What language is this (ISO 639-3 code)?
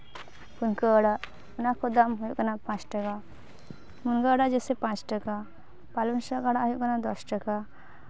sat